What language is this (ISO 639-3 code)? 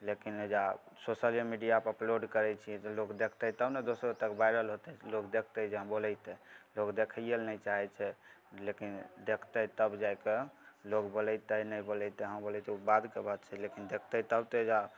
mai